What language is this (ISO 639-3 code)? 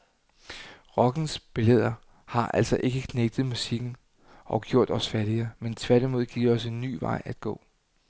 dan